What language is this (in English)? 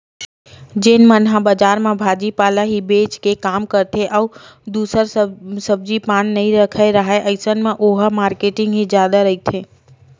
Chhattisgarhi